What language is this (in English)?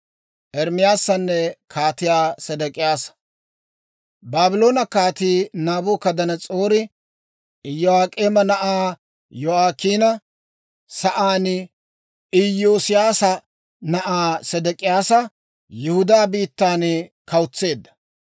Dawro